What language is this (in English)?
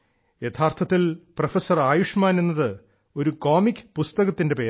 Malayalam